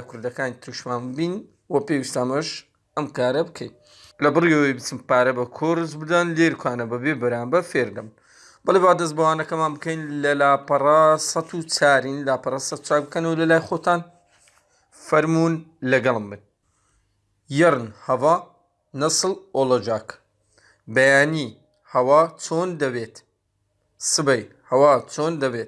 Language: Turkish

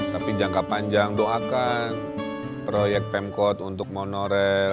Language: Indonesian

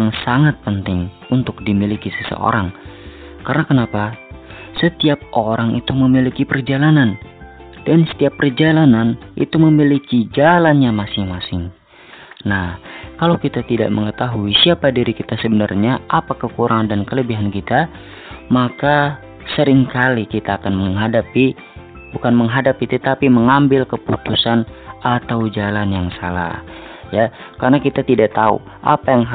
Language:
Indonesian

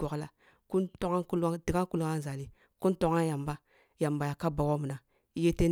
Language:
Kulung (Nigeria)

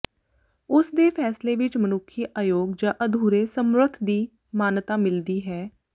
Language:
Punjabi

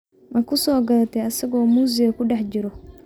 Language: Somali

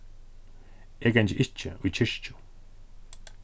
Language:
Faroese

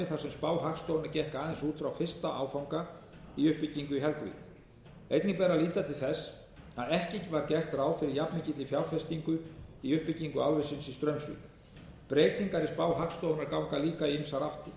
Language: Icelandic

